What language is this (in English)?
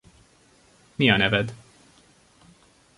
Hungarian